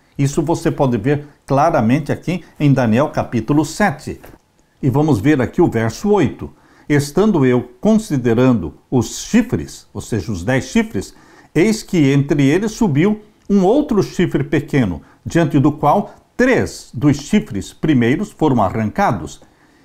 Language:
Portuguese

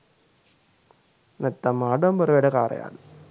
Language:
Sinhala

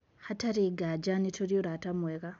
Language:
Kikuyu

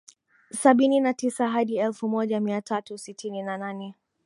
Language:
Swahili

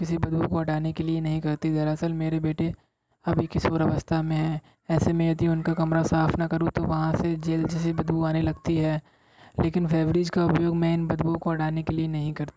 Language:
Hindi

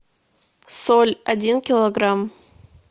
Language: Russian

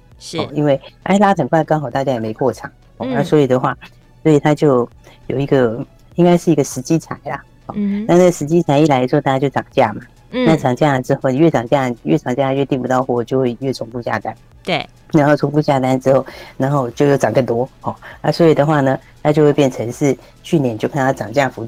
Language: Chinese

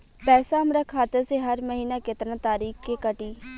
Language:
Bhojpuri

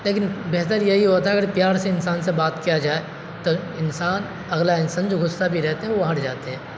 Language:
Urdu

